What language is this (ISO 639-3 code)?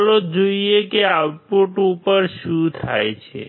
guj